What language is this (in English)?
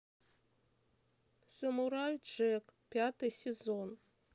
Russian